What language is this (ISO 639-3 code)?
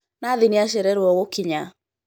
kik